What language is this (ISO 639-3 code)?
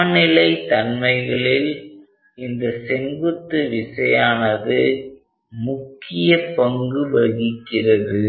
tam